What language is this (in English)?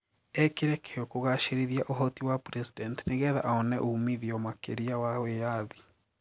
Kikuyu